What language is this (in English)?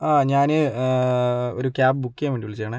Malayalam